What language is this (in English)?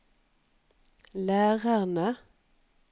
Norwegian